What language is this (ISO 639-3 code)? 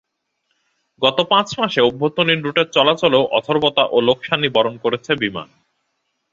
ben